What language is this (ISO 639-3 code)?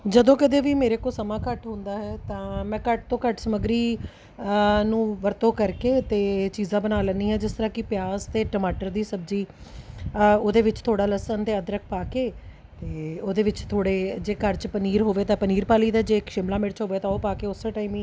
pan